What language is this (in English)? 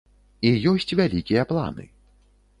Belarusian